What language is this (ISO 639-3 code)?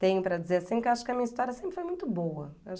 por